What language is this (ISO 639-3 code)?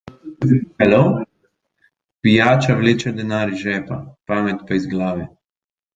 slv